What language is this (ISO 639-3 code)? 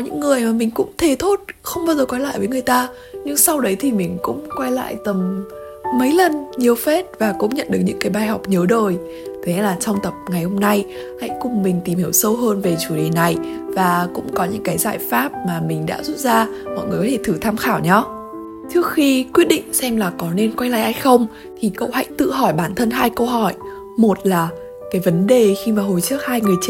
vie